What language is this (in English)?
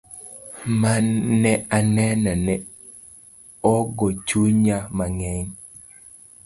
Luo (Kenya and Tanzania)